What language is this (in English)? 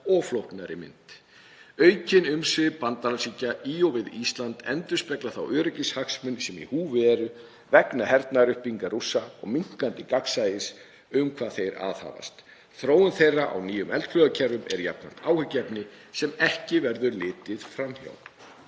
Icelandic